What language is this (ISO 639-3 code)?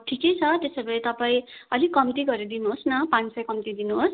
nep